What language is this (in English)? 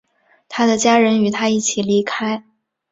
Chinese